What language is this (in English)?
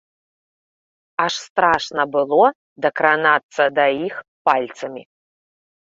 Belarusian